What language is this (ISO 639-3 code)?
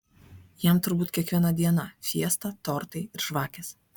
lit